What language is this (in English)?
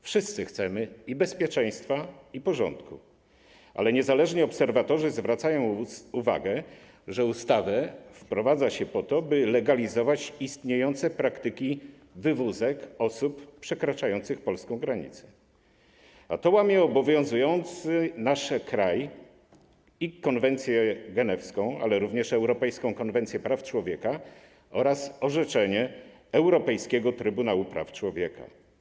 Polish